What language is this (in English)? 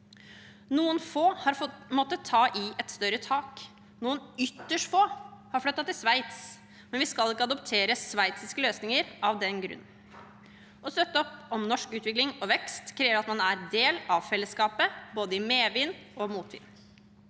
Norwegian